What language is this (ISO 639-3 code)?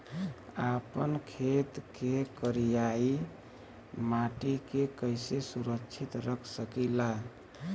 bho